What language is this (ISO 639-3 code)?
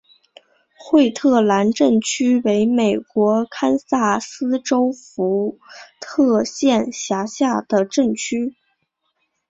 zho